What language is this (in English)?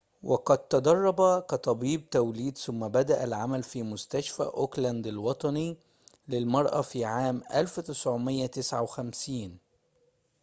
Arabic